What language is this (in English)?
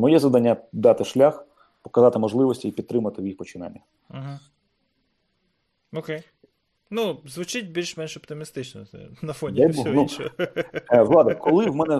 Ukrainian